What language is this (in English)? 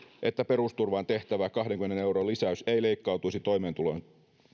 Finnish